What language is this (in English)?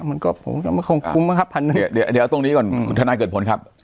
Thai